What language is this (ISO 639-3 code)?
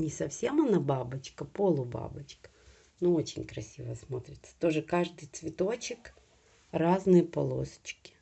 rus